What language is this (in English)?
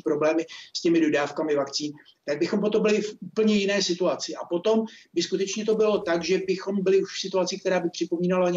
Czech